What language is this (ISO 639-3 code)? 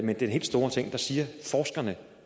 dan